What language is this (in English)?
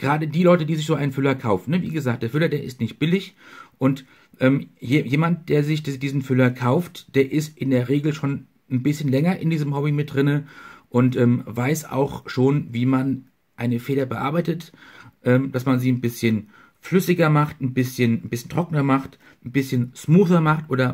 German